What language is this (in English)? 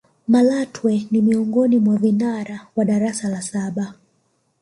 Swahili